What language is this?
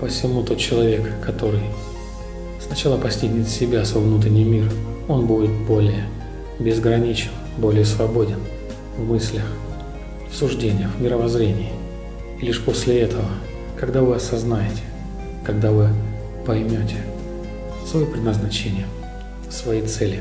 Russian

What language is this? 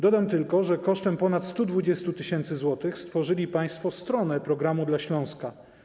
Polish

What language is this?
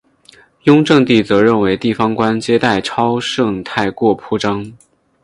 Chinese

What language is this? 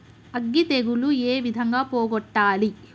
Telugu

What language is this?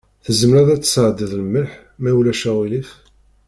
Kabyle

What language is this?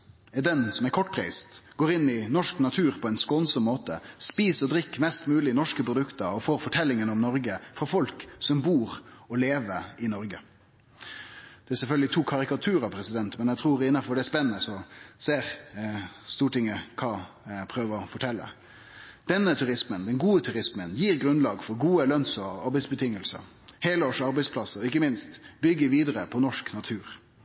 Norwegian Nynorsk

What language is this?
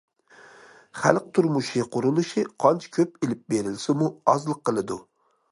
Uyghur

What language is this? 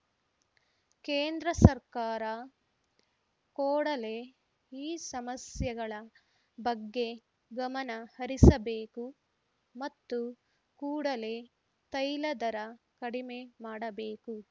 Kannada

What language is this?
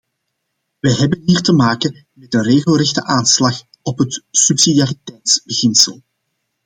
Dutch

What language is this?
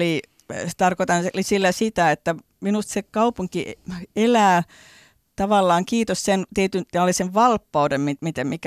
Finnish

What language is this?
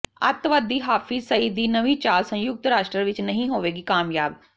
Punjabi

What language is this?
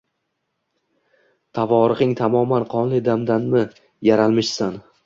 Uzbek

